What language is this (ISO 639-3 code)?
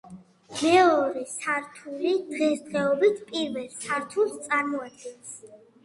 kat